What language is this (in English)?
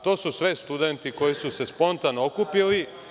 Serbian